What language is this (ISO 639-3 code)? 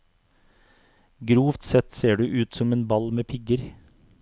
nor